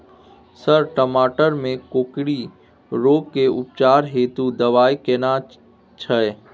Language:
Maithili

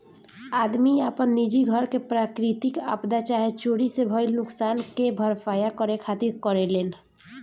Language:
Bhojpuri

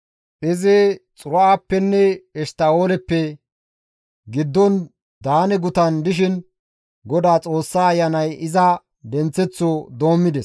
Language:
Gamo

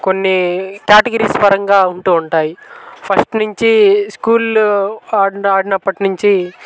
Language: Telugu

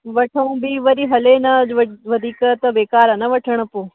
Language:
Sindhi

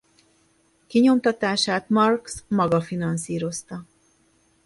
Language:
Hungarian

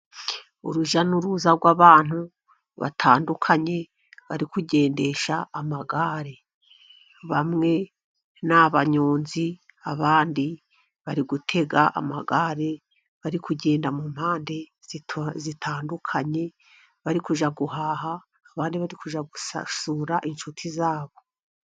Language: Kinyarwanda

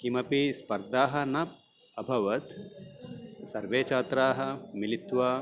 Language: Sanskrit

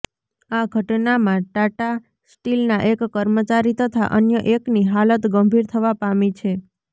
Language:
Gujarati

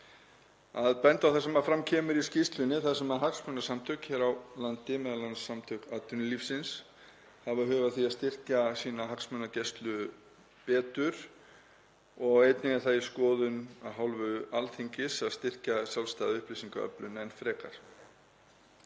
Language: Icelandic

